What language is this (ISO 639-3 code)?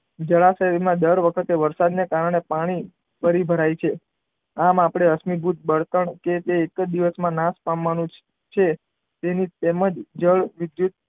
guj